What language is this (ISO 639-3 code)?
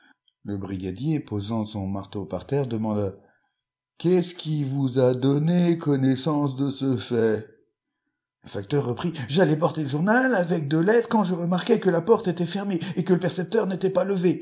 fra